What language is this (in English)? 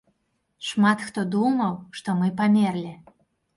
Belarusian